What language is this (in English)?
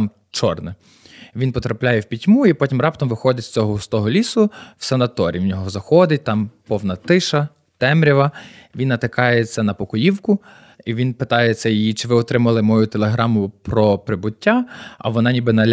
Ukrainian